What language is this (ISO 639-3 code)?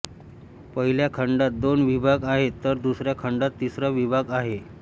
mar